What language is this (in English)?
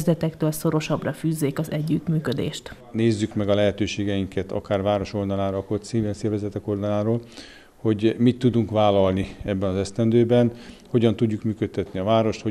Hungarian